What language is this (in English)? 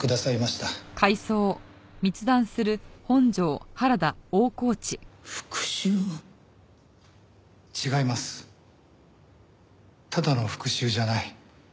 Japanese